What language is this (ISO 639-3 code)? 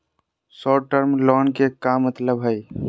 mag